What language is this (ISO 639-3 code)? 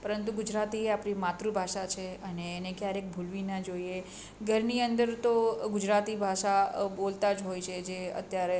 guj